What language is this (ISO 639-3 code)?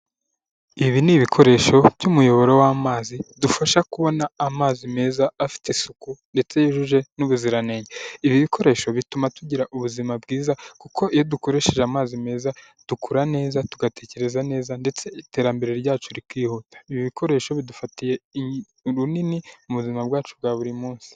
kin